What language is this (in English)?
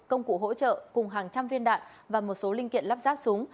Vietnamese